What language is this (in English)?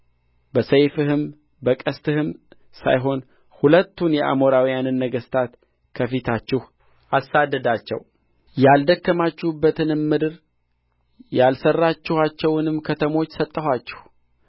Amharic